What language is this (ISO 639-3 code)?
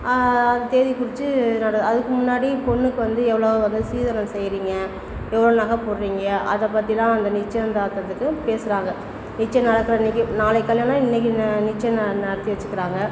tam